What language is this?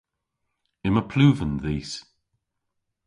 Cornish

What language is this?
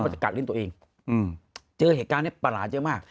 Thai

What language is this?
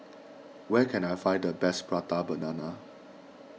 English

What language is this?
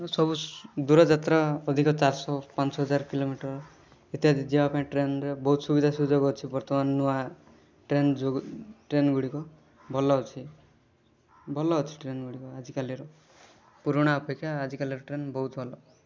Odia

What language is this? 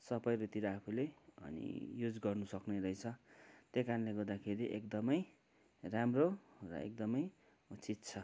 Nepali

